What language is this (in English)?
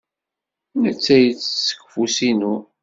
Kabyle